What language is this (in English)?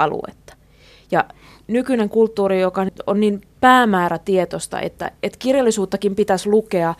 Finnish